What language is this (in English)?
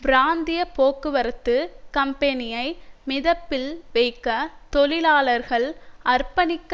Tamil